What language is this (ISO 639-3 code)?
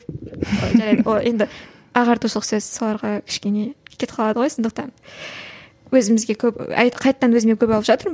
kaz